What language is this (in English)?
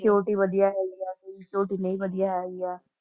Punjabi